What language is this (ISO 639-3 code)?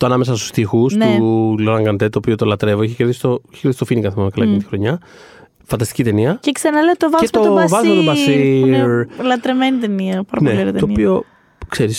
ell